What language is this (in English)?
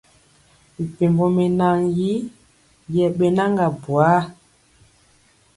Mpiemo